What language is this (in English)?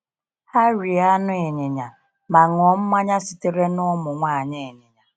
Igbo